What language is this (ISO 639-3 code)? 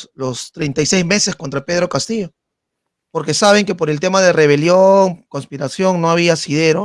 spa